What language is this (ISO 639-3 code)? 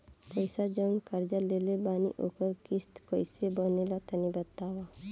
bho